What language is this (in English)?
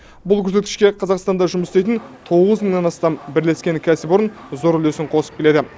Kazakh